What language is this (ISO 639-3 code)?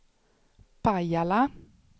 swe